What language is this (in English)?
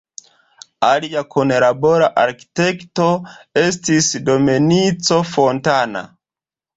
Esperanto